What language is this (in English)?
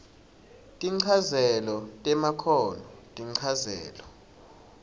Swati